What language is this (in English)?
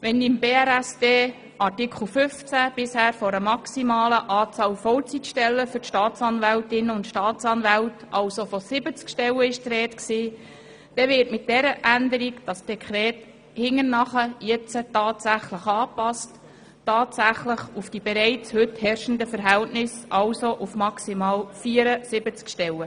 Swiss German